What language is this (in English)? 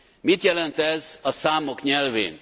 Hungarian